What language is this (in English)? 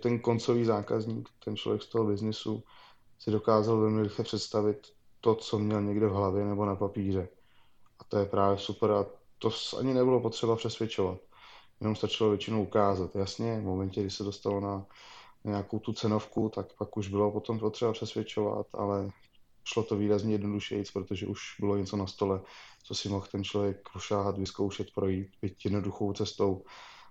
Czech